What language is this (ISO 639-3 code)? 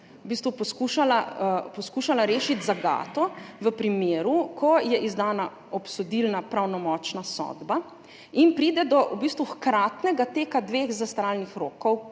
slv